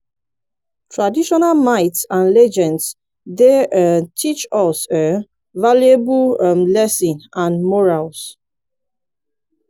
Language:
Nigerian Pidgin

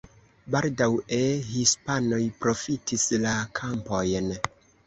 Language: Esperanto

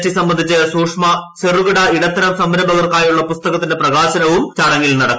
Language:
Malayalam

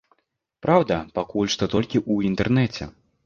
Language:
Belarusian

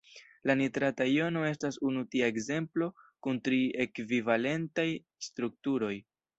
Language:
Esperanto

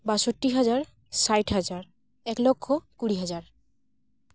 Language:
Santali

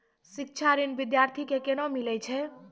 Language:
Maithili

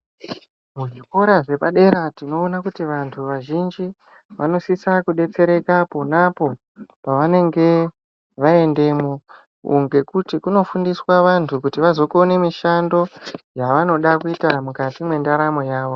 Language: Ndau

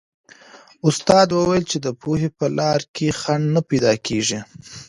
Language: Pashto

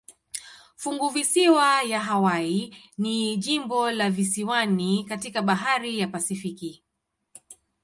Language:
Swahili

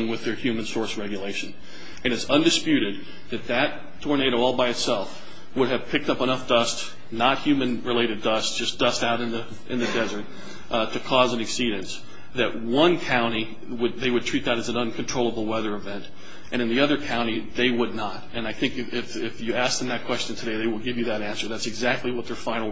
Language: English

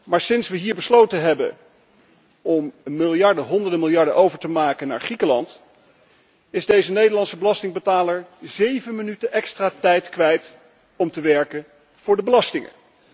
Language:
Dutch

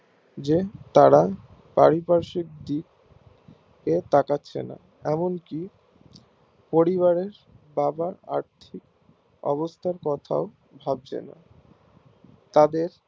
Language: Bangla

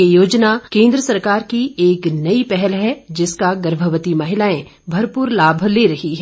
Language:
Hindi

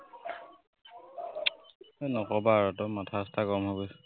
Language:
Assamese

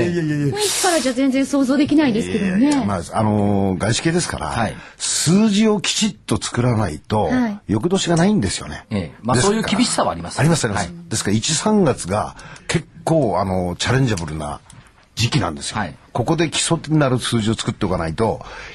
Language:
Japanese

